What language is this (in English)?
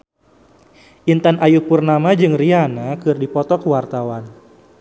Sundanese